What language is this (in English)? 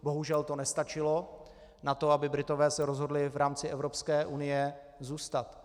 Czech